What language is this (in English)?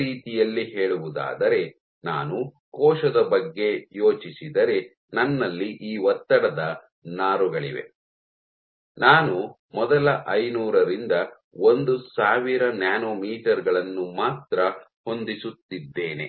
Kannada